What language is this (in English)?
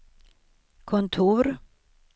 Swedish